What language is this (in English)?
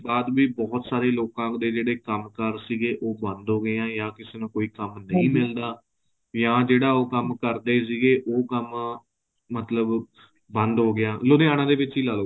Punjabi